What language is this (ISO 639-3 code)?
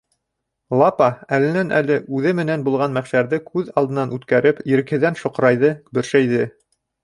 bak